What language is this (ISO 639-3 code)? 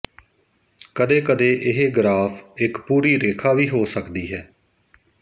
pan